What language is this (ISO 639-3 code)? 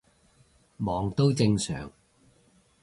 yue